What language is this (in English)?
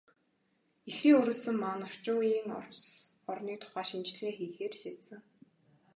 Mongolian